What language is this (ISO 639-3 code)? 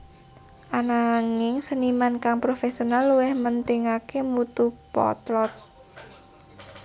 jav